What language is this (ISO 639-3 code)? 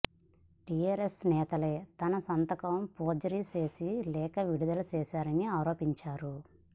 tel